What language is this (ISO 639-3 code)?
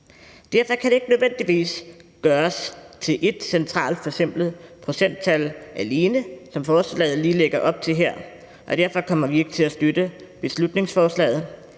dan